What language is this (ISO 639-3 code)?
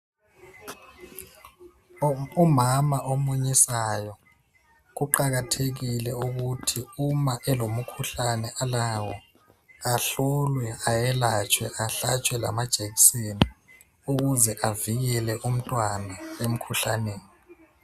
nde